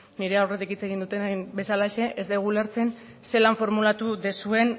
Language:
Basque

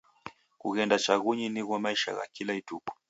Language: Taita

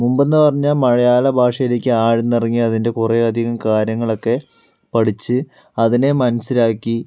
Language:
Malayalam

